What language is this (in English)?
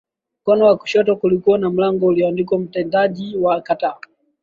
Swahili